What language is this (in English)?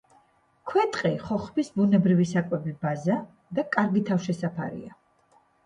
Georgian